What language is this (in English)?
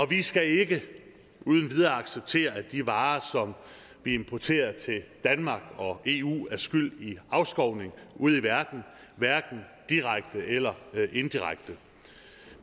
Danish